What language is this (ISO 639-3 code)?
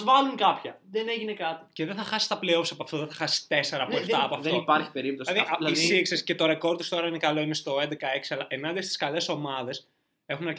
ell